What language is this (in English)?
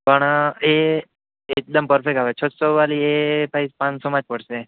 Gujarati